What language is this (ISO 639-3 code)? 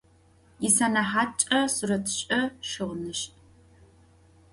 ady